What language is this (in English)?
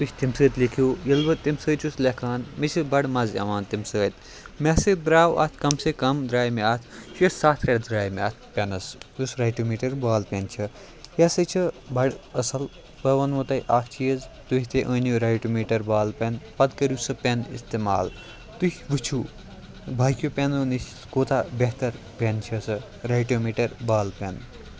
Kashmiri